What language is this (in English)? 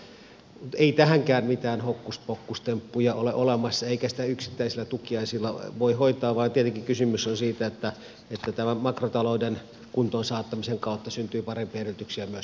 Finnish